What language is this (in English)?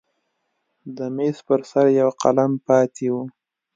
Pashto